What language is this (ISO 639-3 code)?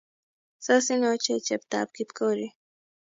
kln